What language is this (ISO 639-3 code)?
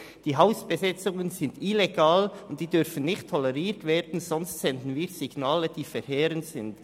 gsw